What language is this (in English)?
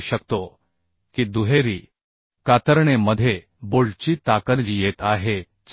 Marathi